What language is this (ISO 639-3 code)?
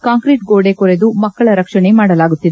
kan